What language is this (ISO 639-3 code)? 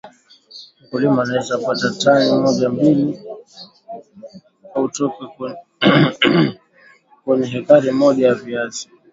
swa